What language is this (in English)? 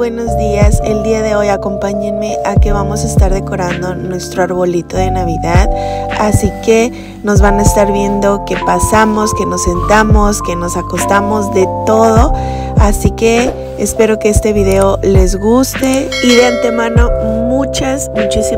Spanish